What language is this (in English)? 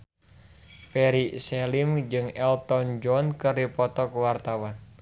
Sundanese